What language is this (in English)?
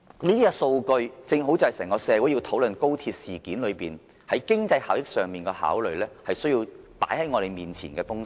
Cantonese